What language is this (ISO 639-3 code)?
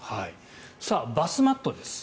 jpn